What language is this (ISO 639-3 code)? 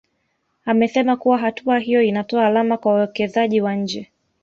swa